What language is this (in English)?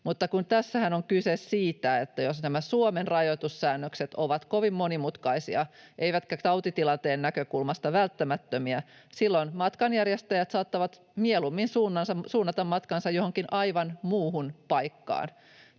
Finnish